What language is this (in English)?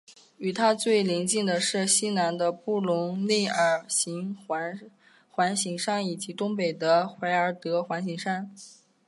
Chinese